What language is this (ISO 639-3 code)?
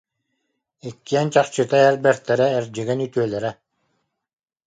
sah